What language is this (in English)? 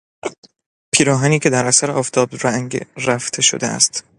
Persian